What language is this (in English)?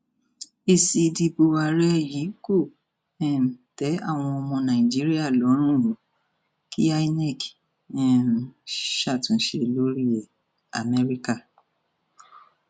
Yoruba